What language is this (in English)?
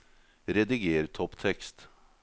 Norwegian